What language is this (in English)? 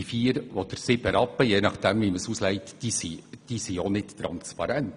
Swiss German